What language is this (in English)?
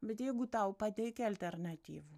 Lithuanian